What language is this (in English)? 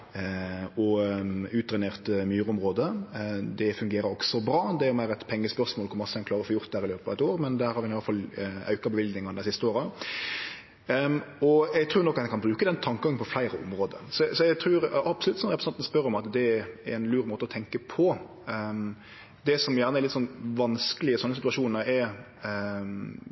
Norwegian Nynorsk